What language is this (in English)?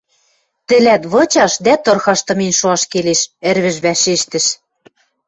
Western Mari